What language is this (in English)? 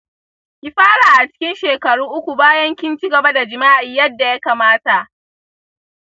Hausa